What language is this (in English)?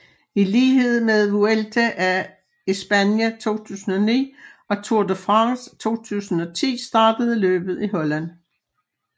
Danish